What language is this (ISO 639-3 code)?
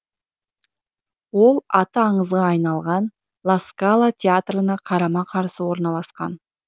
kaz